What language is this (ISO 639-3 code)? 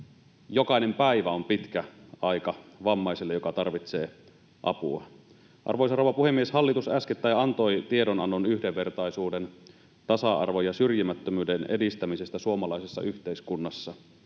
fin